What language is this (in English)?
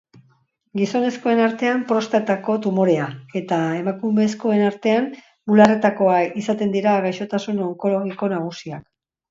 Basque